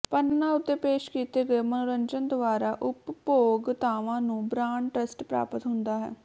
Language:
Punjabi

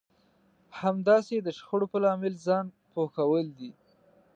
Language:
Pashto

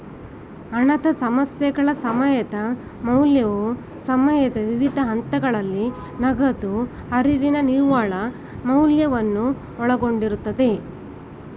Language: Kannada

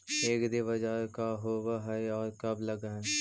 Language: Magahi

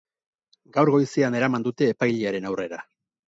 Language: Basque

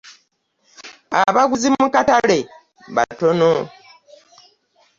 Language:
Ganda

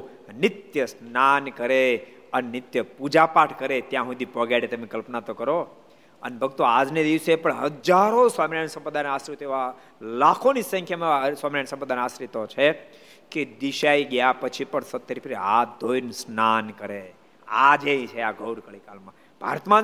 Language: Gujarati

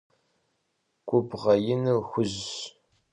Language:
Kabardian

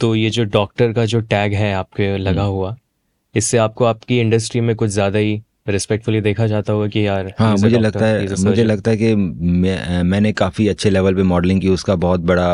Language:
Hindi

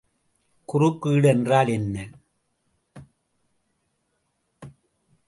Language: Tamil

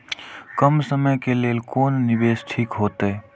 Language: Maithili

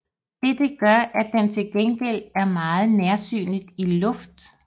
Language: Danish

